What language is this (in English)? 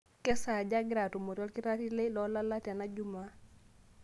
Masai